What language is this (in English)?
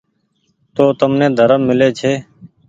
Goaria